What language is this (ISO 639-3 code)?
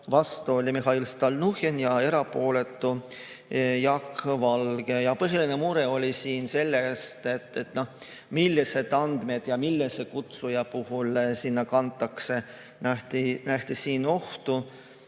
est